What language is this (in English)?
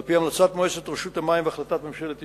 Hebrew